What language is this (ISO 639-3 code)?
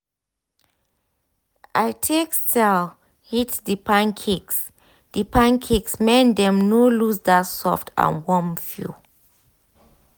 pcm